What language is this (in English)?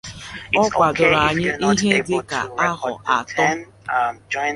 Igbo